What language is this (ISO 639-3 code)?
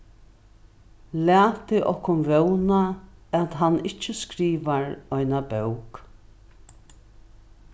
fao